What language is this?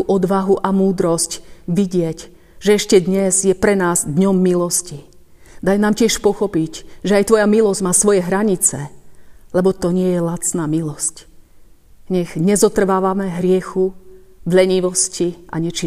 Slovak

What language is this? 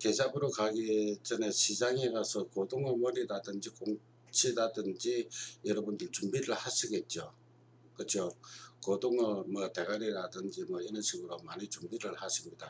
Korean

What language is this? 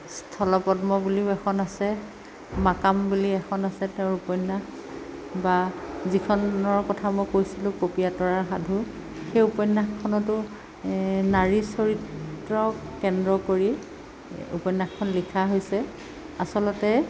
Assamese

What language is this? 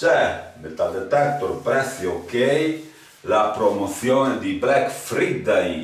Italian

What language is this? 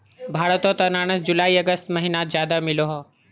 Magahi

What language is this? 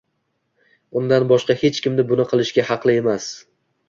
Uzbek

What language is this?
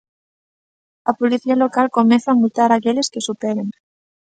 Galician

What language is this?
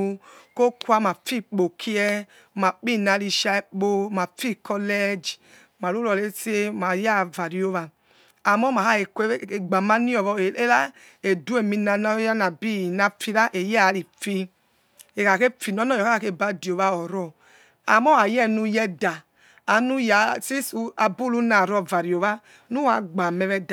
Yekhee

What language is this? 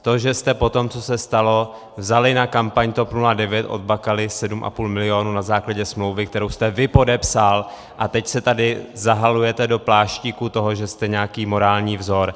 Czech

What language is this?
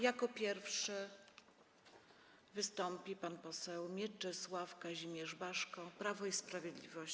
Polish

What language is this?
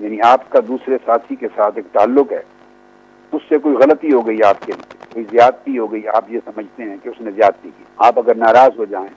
Urdu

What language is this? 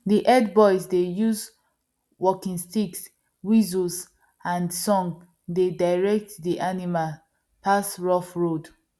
Nigerian Pidgin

